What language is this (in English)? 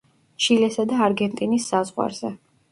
Georgian